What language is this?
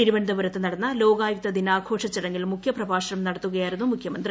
Malayalam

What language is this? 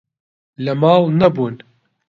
Central Kurdish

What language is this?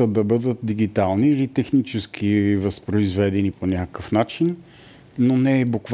Bulgarian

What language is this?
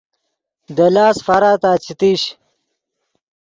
Yidgha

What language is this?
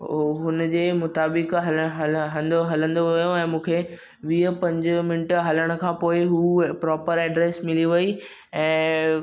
Sindhi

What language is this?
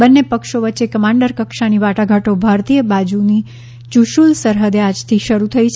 Gujarati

